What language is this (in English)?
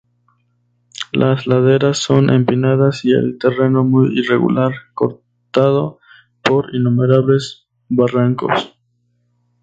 Spanish